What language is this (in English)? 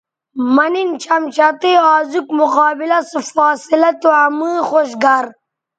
Bateri